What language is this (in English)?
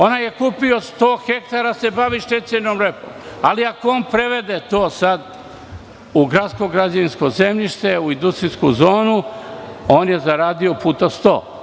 Serbian